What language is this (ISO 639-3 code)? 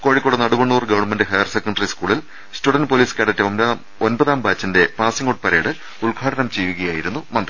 mal